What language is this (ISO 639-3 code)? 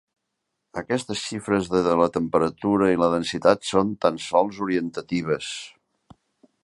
cat